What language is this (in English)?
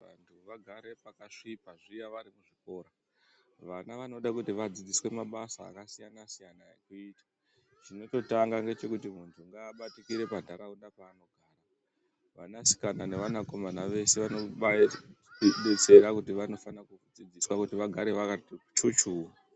Ndau